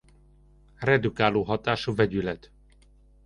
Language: Hungarian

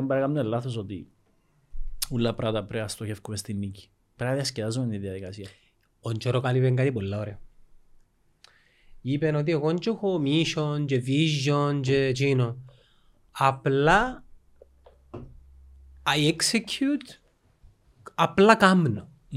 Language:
Greek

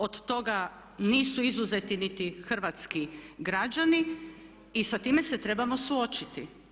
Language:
Croatian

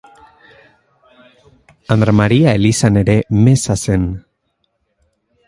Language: Basque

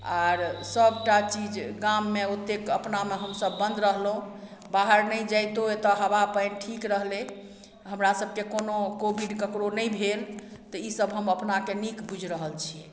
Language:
Maithili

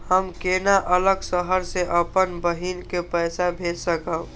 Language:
Maithili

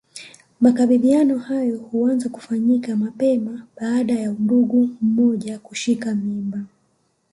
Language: Swahili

